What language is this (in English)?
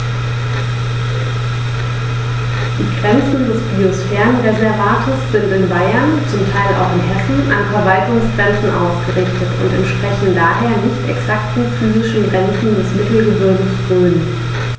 German